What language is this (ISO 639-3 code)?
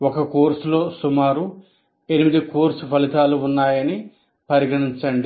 tel